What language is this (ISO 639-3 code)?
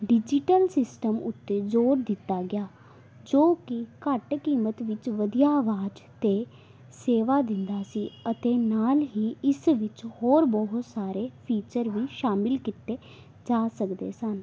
pan